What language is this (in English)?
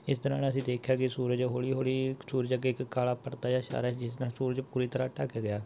Punjabi